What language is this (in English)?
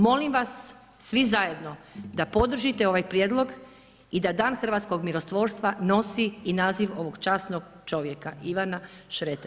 Croatian